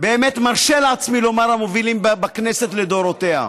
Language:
Hebrew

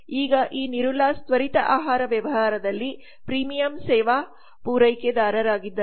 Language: Kannada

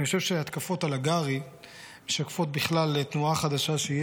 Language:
Hebrew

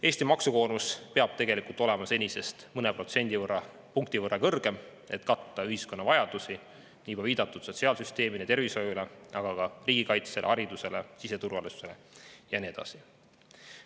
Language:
Estonian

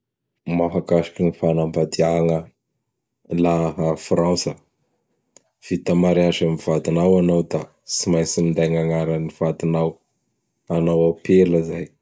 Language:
Bara Malagasy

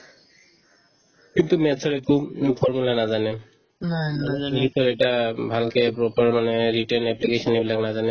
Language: Assamese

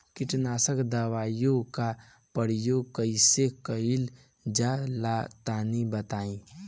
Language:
Bhojpuri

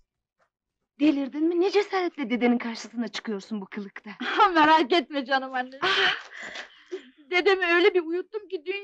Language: Turkish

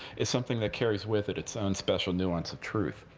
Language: English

